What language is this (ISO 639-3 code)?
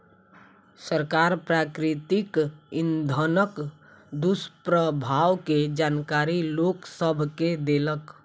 mai